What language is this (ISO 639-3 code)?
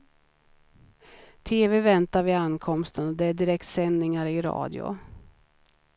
swe